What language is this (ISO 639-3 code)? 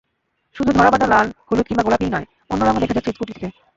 ben